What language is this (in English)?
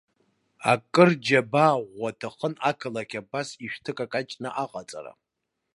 Abkhazian